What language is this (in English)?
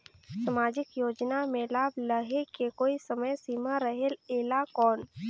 Chhattisgarhi